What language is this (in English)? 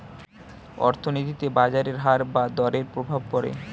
Bangla